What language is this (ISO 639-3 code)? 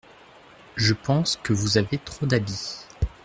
fra